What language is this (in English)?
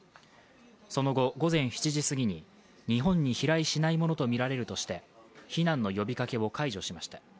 Japanese